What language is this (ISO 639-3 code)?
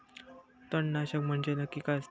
mar